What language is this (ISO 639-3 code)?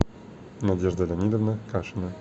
rus